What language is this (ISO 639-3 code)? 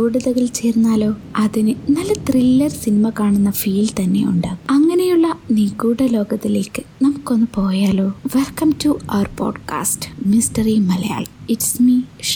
mal